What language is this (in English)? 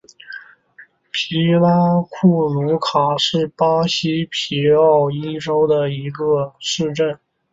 Chinese